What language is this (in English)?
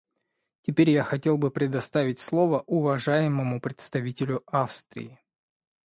Russian